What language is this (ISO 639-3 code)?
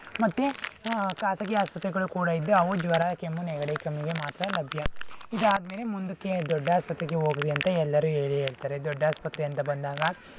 kan